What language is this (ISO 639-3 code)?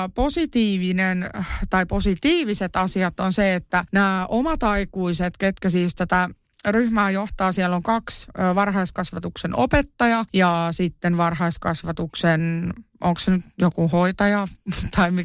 fin